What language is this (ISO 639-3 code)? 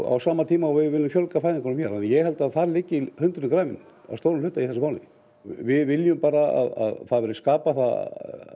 isl